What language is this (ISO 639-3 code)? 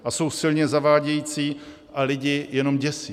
ces